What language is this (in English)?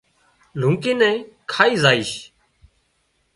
Wadiyara Koli